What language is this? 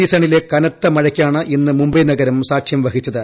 Malayalam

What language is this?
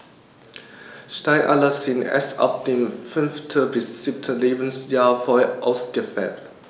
German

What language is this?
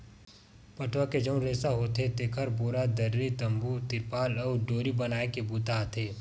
Chhattisgarhi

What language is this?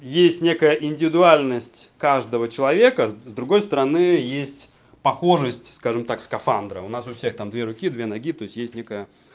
Russian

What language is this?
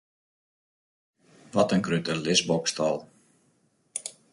Western Frisian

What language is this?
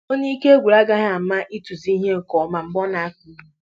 Igbo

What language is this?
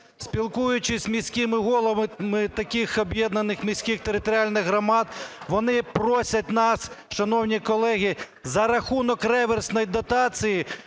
Ukrainian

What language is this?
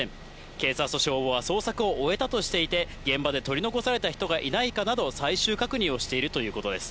Japanese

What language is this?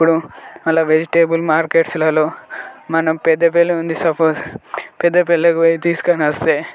Telugu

